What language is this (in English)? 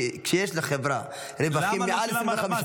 Hebrew